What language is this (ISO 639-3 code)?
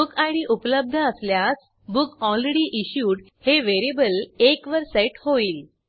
mar